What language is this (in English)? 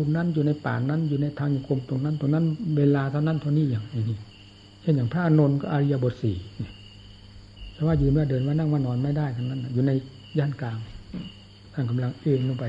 Thai